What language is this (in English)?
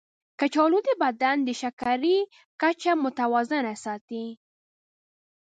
Pashto